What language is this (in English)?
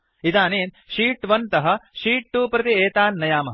Sanskrit